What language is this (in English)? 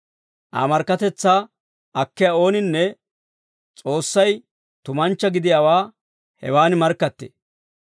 Dawro